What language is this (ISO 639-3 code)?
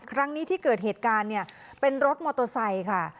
tha